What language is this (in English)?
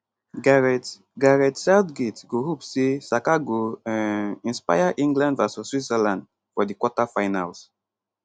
Nigerian Pidgin